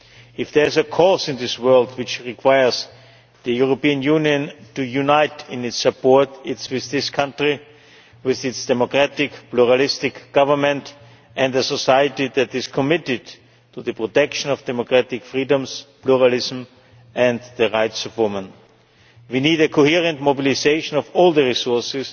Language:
English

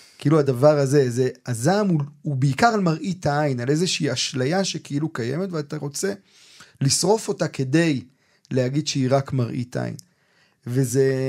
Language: Hebrew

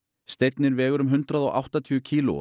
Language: Icelandic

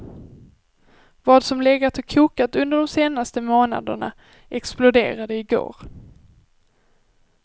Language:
Swedish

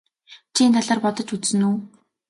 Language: Mongolian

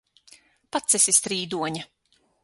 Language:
Latvian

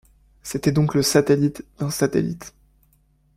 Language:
French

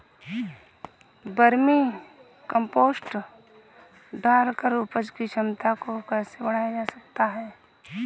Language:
Hindi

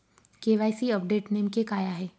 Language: Marathi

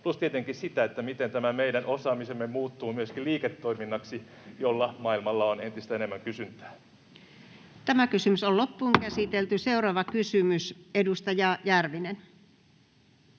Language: Finnish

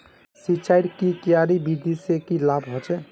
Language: Magahi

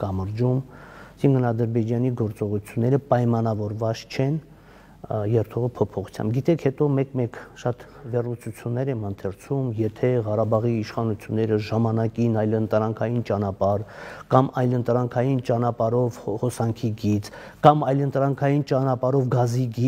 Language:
Romanian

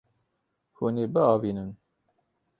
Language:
Kurdish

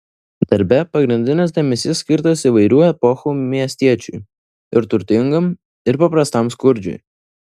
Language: Lithuanian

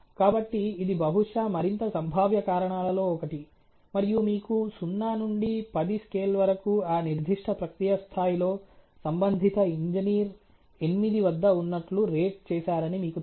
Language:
Telugu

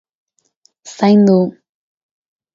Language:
Basque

